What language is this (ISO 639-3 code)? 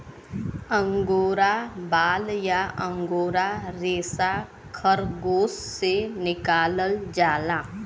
bho